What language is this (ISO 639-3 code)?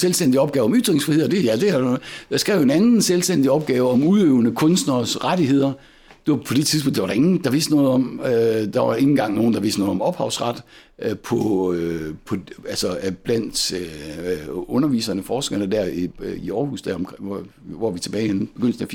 dan